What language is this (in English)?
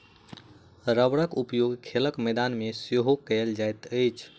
Maithili